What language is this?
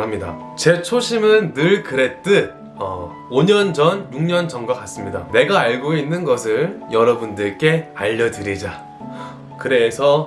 Korean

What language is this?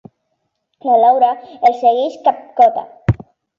Catalan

